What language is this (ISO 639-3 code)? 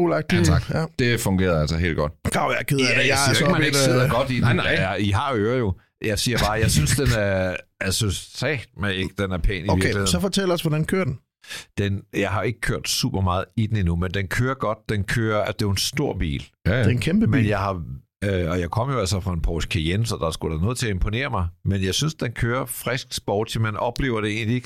dan